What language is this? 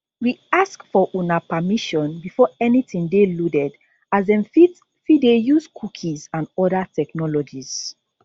Nigerian Pidgin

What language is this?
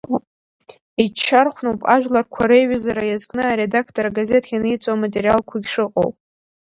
Abkhazian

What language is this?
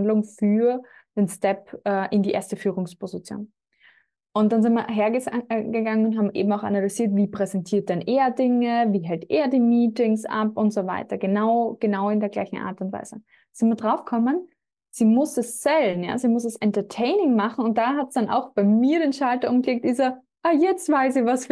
German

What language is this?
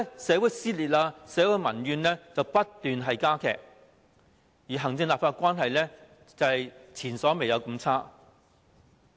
Cantonese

